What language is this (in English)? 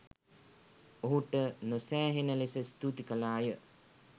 Sinhala